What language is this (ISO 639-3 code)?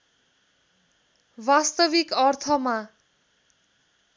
nep